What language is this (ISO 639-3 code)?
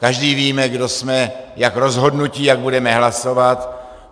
ces